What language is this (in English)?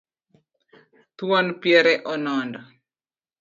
Luo (Kenya and Tanzania)